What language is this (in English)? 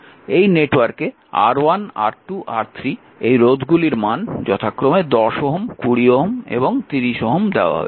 Bangla